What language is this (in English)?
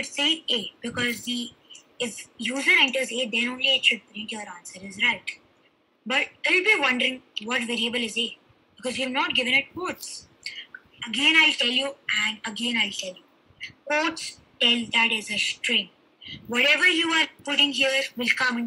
English